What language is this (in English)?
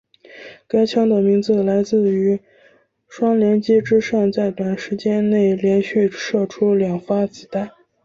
Chinese